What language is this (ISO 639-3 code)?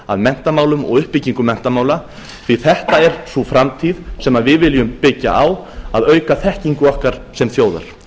isl